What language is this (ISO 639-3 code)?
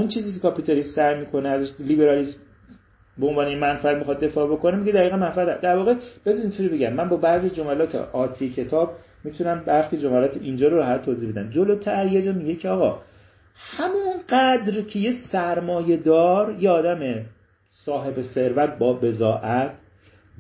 fas